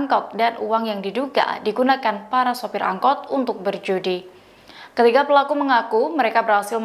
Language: Indonesian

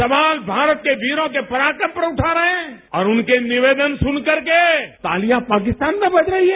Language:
Hindi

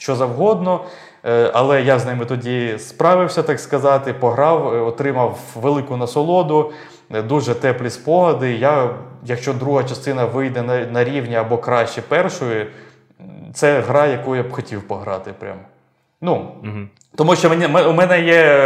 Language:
Ukrainian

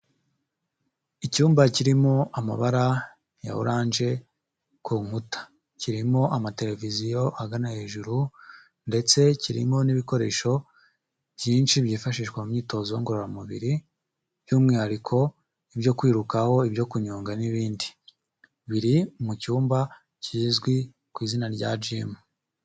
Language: Kinyarwanda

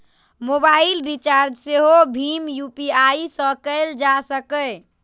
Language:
Maithili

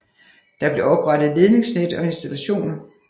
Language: Danish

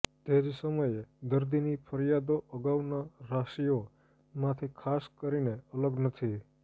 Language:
Gujarati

